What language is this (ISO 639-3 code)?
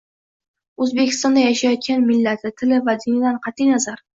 uzb